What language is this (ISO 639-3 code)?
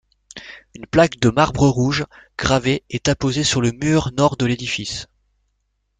fra